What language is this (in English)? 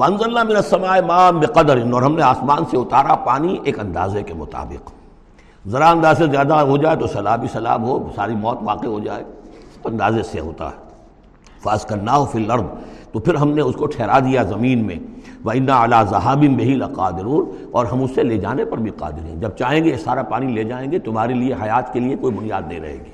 Urdu